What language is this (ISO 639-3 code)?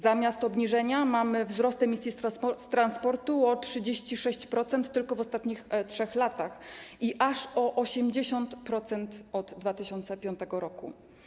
pol